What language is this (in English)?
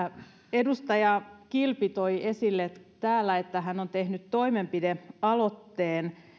Finnish